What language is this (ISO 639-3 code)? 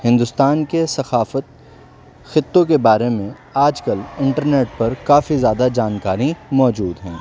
urd